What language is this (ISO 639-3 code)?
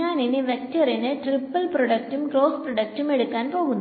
mal